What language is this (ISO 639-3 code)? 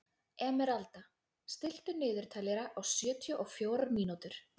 isl